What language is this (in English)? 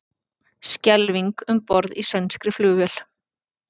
Icelandic